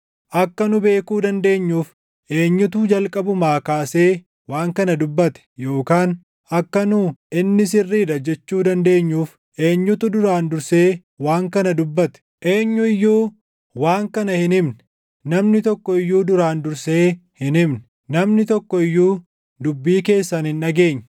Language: Oromo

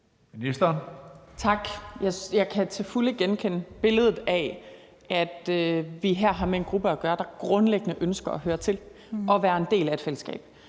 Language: Danish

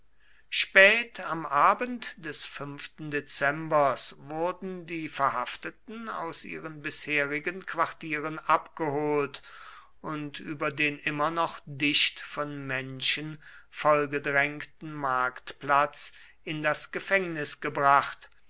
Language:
German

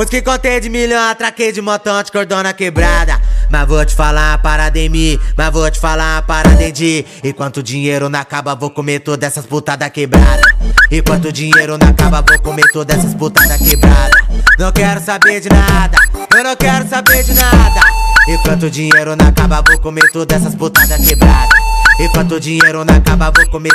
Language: Portuguese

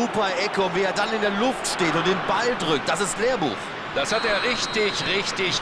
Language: German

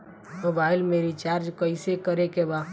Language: Bhojpuri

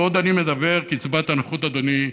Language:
Hebrew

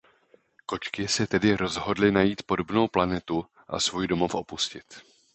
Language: Czech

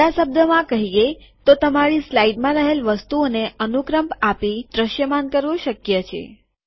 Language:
Gujarati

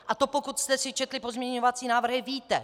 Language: Czech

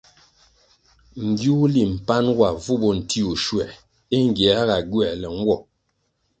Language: Kwasio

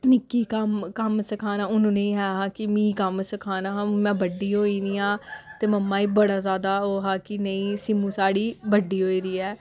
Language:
Dogri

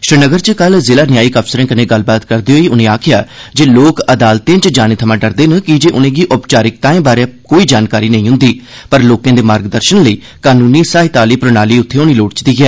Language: Dogri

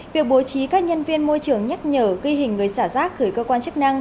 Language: Vietnamese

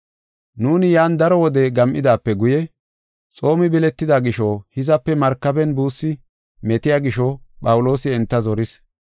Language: Gofa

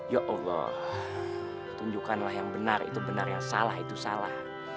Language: Indonesian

